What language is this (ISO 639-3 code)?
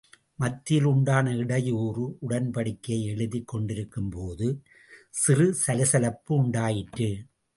tam